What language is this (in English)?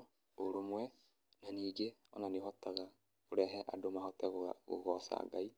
Kikuyu